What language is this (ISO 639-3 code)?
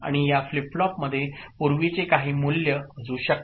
mar